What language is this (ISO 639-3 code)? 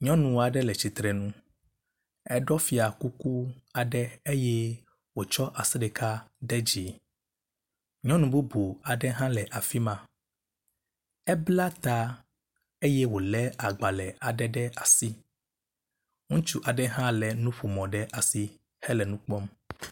ewe